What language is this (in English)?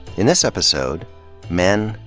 English